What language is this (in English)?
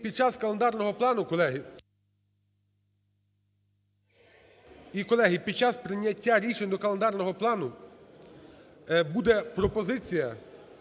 Ukrainian